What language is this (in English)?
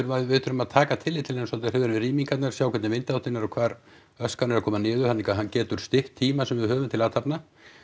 Icelandic